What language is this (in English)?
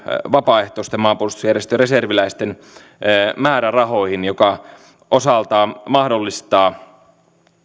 Finnish